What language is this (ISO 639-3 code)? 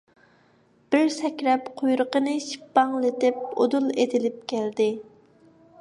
uig